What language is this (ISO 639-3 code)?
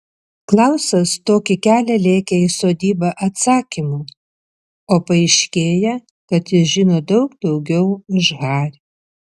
lit